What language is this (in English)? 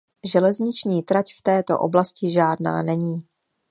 Czech